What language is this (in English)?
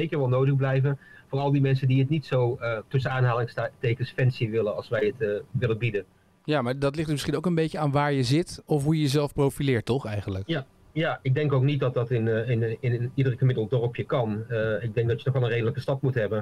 Dutch